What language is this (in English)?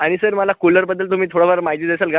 Marathi